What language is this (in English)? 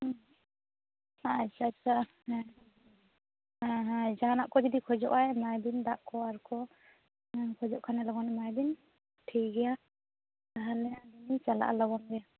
Santali